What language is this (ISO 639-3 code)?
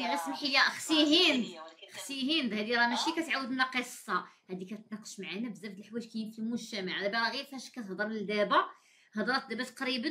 ara